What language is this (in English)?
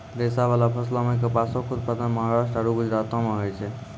Maithili